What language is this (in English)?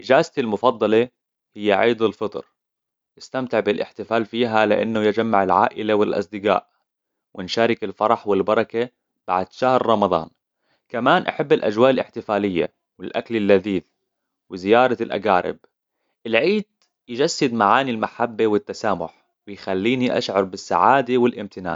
Hijazi Arabic